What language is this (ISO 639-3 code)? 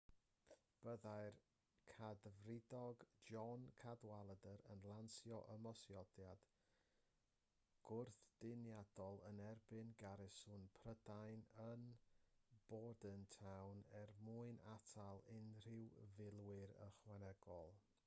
cym